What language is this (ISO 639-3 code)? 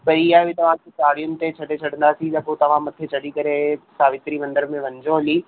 snd